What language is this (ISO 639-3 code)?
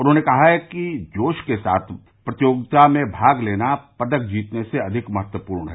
hin